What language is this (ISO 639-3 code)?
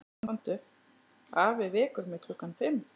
isl